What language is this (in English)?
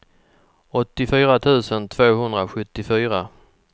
Swedish